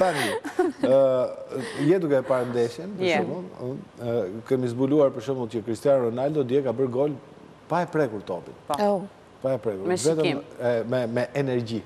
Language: Romanian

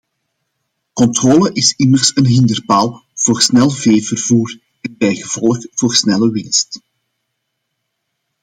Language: Dutch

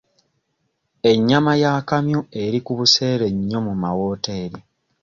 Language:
Ganda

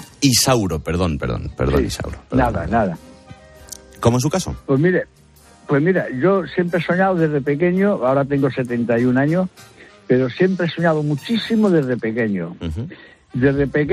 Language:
Spanish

